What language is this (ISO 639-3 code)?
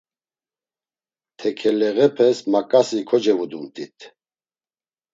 lzz